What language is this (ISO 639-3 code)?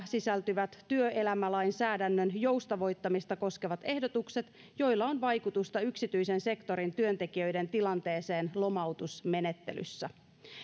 fin